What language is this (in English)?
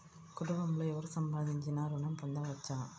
Telugu